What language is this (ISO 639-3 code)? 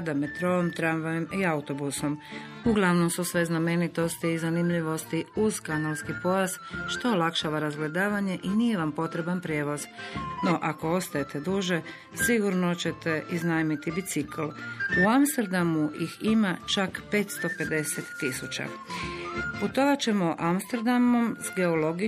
hrv